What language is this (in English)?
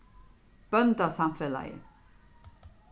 Faroese